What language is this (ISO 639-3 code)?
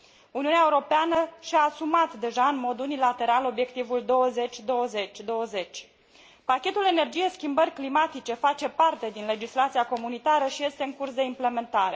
ron